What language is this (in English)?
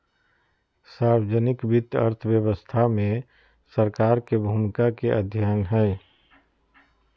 Magahi